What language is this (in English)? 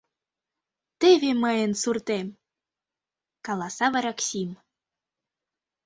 Mari